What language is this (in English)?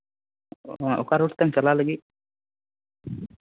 Santali